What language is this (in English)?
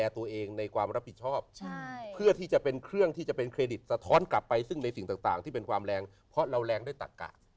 Thai